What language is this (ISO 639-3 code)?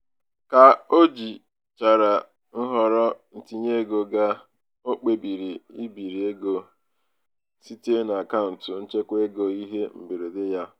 ibo